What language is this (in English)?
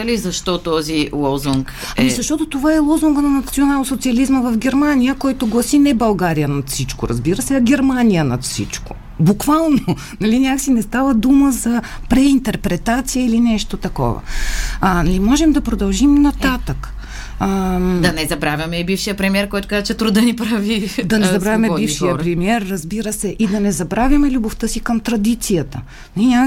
Bulgarian